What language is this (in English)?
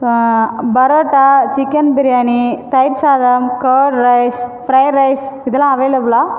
Tamil